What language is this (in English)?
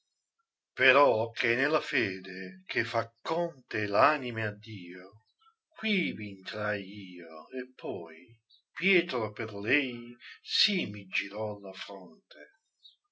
Italian